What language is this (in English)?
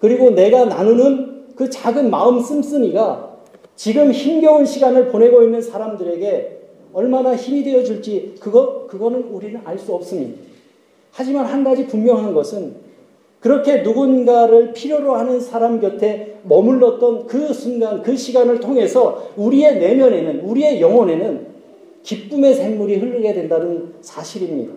Korean